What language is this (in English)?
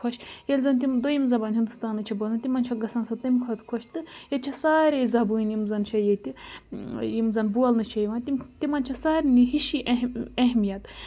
Kashmiri